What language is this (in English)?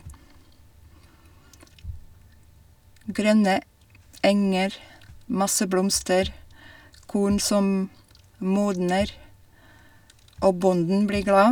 Norwegian